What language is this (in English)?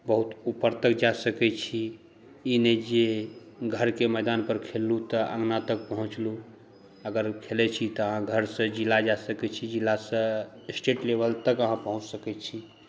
Maithili